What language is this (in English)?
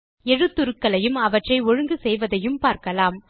Tamil